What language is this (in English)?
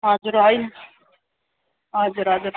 Nepali